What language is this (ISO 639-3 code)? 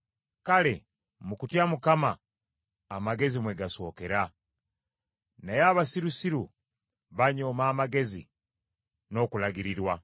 lug